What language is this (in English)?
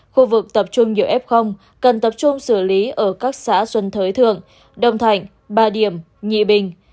Vietnamese